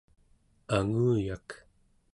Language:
Central Yupik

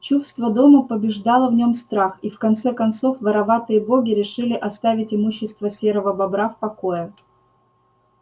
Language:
Russian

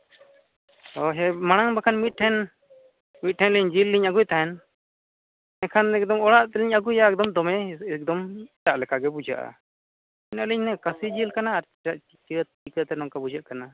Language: Santali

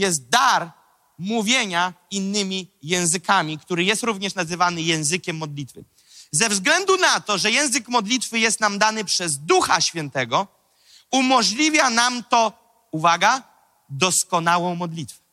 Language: Polish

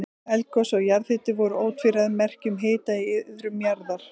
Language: Icelandic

